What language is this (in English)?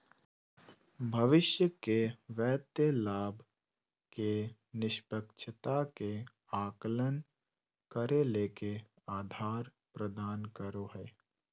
Magahi